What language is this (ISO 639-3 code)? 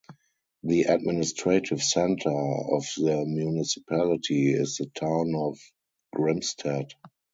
eng